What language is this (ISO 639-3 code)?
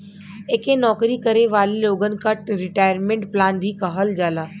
bho